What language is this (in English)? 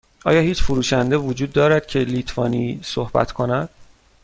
Persian